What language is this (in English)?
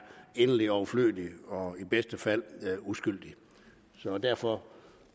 Danish